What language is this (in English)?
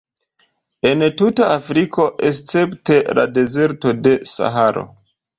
Esperanto